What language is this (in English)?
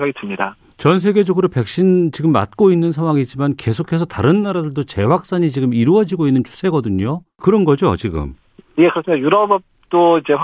Korean